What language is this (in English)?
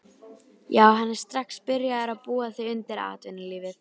Icelandic